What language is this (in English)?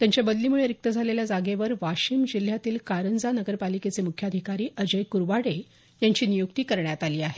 Marathi